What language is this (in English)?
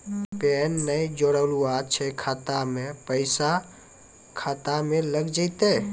Maithili